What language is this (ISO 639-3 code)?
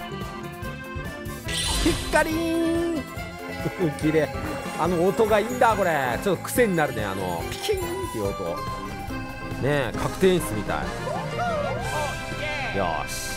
jpn